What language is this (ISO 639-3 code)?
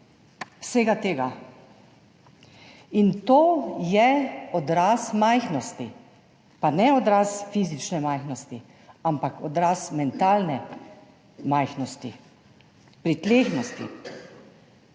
slv